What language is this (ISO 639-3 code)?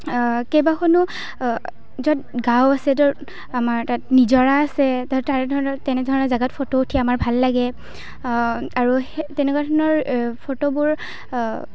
asm